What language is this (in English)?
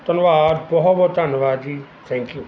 Punjabi